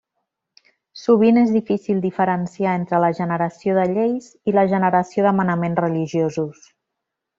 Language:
Catalan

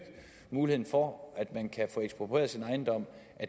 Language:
Danish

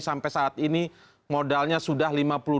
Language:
Indonesian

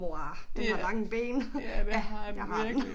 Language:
Danish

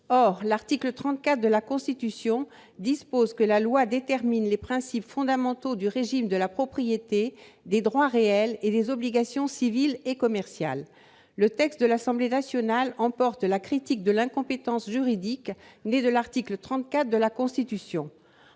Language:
French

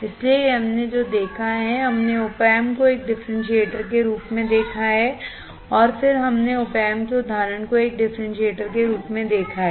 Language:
Hindi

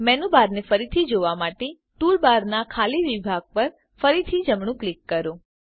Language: Gujarati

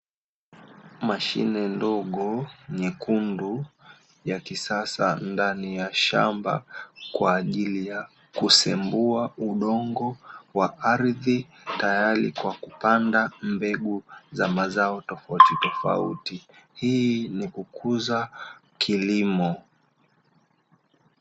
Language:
Swahili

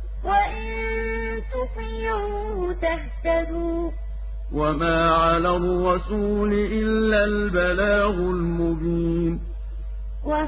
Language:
Arabic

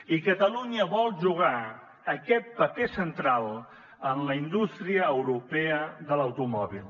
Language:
Catalan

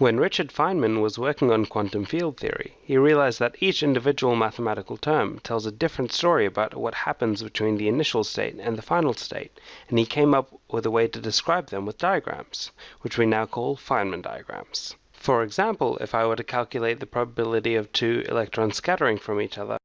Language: English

